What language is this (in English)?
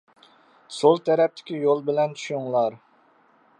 Uyghur